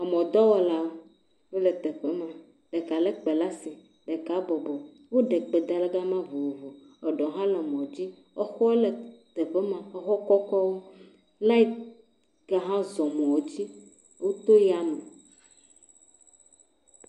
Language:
Ewe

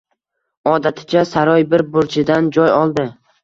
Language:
Uzbek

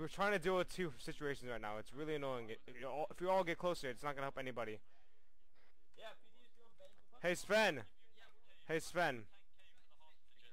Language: English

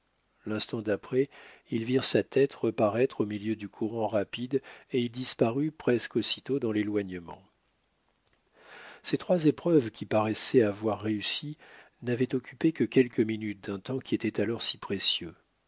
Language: French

